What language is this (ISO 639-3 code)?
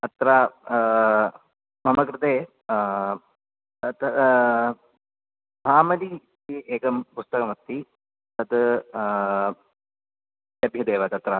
san